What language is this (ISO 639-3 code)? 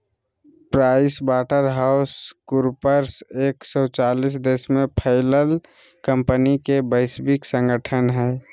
mag